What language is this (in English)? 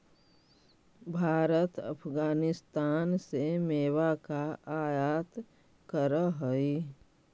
Magahi